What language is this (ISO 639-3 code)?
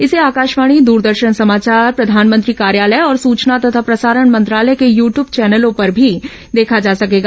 hin